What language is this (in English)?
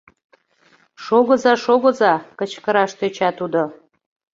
Mari